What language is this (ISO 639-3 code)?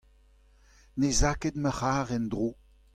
bre